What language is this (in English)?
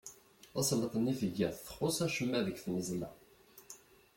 Kabyle